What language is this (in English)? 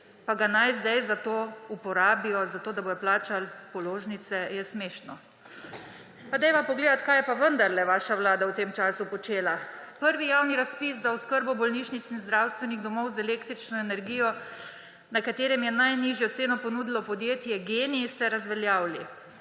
Slovenian